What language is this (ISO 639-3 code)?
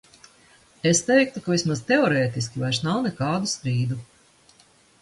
lav